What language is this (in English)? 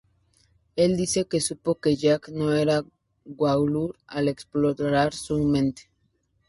Spanish